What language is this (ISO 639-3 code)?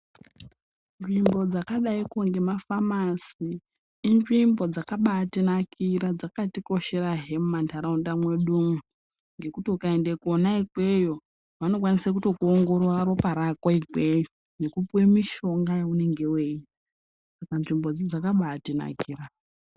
ndc